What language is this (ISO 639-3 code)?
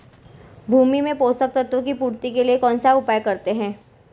hin